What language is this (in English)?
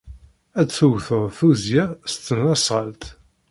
Kabyle